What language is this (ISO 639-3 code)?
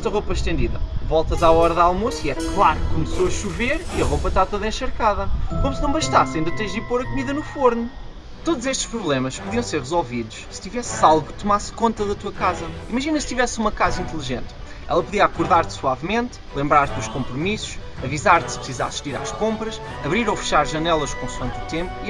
por